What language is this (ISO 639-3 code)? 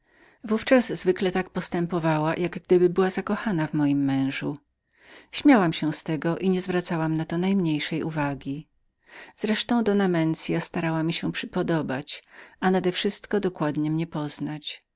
pol